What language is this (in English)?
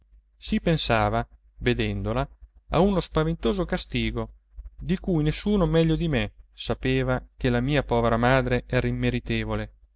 Italian